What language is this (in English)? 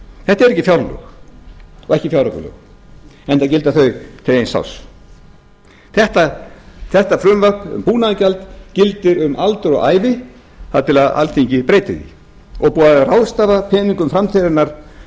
Icelandic